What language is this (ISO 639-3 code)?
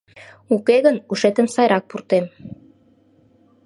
chm